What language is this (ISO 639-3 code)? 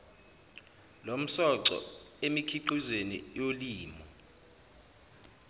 zul